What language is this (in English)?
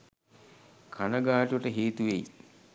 Sinhala